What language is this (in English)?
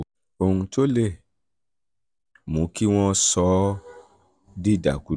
Yoruba